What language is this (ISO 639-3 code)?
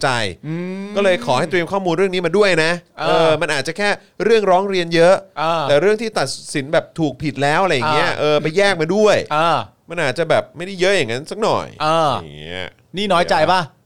tha